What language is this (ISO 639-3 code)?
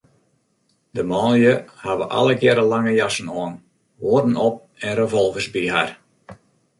fry